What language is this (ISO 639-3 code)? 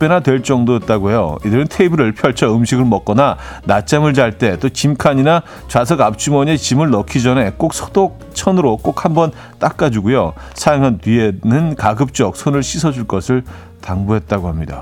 kor